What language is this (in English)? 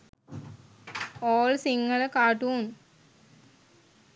Sinhala